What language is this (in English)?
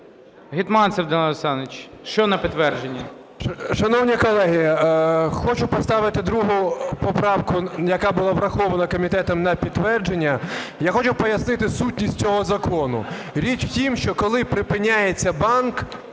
Ukrainian